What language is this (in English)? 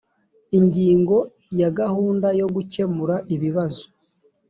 Kinyarwanda